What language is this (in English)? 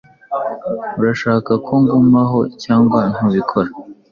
Kinyarwanda